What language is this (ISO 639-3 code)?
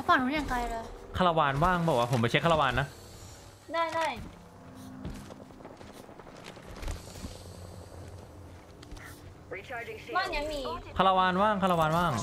tha